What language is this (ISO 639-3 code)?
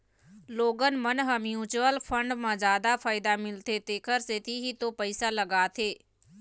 hne